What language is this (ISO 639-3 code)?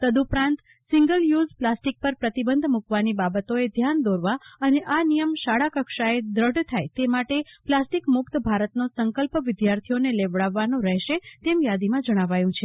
guj